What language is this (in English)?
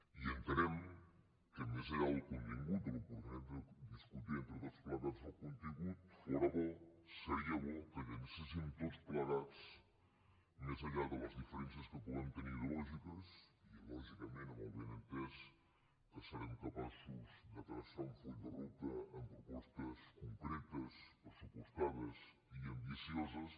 Catalan